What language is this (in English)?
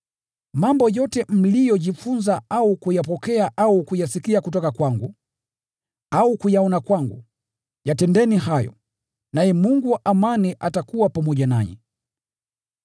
Swahili